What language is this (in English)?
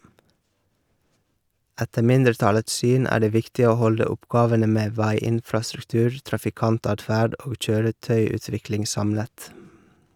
Norwegian